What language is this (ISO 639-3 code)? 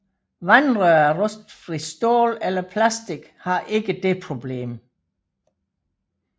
dan